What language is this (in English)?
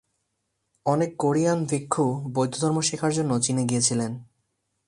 Bangla